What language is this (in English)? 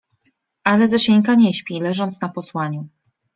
Polish